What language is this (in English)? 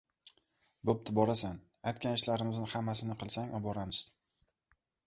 Uzbek